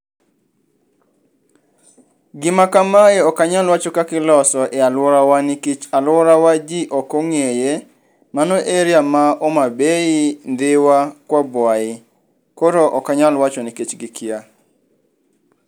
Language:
Luo (Kenya and Tanzania)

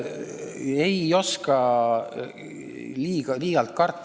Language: Estonian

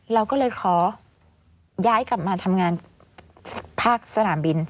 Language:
Thai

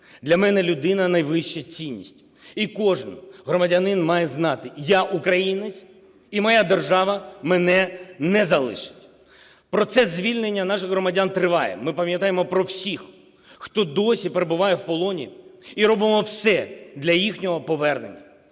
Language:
Ukrainian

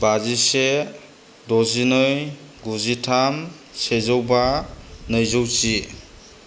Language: Bodo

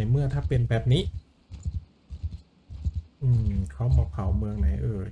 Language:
Thai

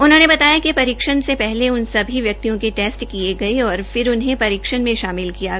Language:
Hindi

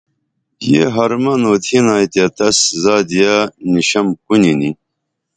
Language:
Dameli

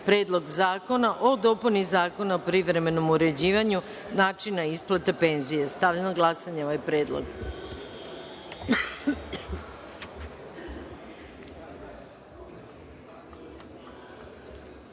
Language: Serbian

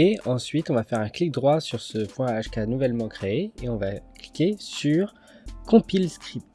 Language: French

